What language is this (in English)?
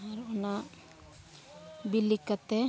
Santali